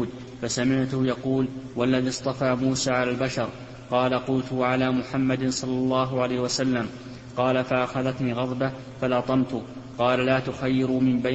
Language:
Arabic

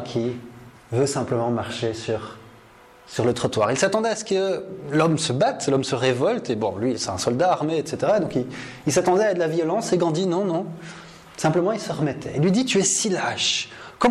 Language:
French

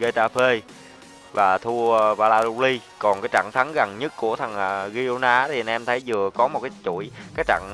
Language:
Vietnamese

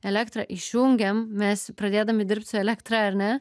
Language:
Lithuanian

